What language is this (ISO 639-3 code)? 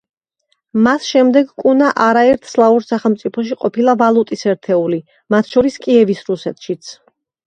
kat